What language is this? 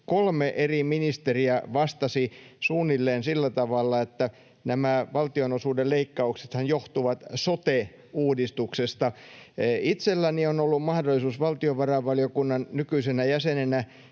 Finnish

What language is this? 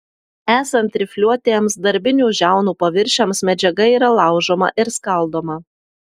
Lithuanian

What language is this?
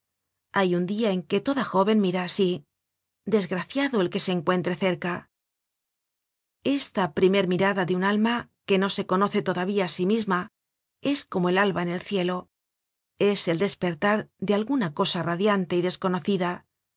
Spanish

